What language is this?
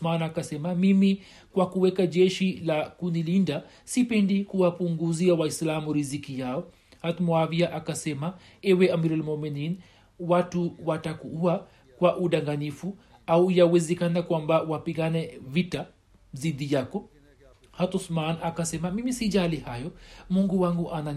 Swahili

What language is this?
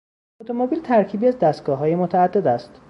Persian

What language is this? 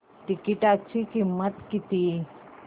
Marathi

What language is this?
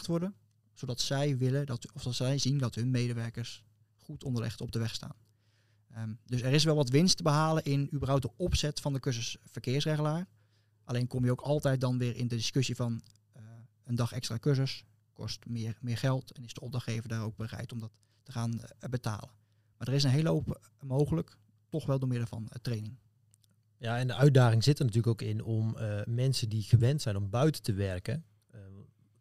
Dutch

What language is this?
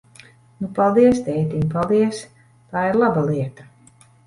Latvian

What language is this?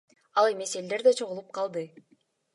Kyrgyz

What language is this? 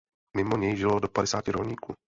Czech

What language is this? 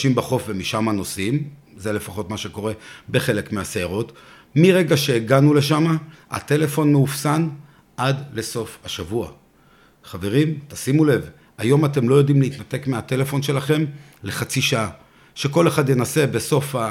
Hebrew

